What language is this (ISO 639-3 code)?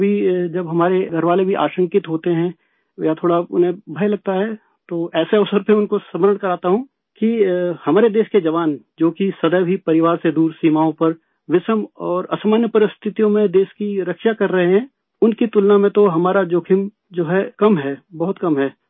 urd